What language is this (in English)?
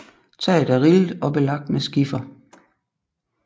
Danish